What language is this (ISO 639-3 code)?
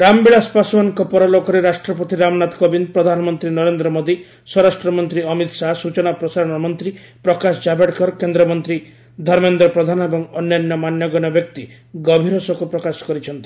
ori